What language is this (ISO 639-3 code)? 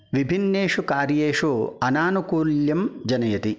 san